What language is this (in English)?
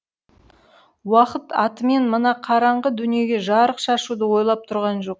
Kazakh